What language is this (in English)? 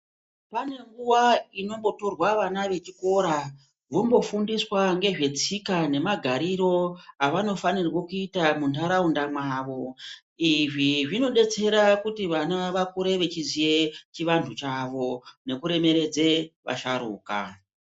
Ndau